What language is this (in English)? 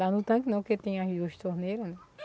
Portuguese